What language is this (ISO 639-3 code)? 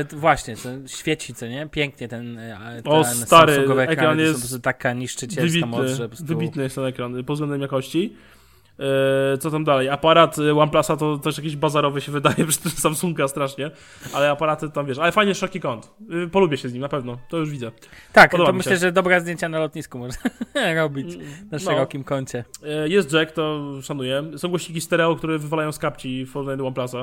pol